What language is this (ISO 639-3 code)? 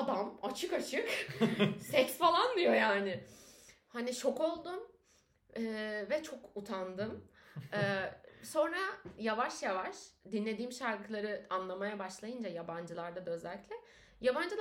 tur